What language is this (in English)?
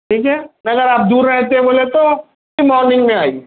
Urdu